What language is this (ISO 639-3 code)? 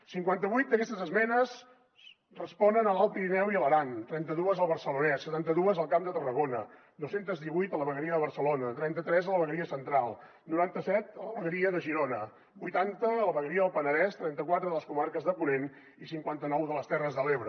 cat